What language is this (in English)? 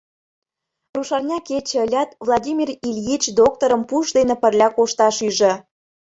Mari